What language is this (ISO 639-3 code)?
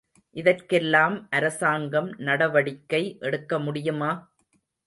tam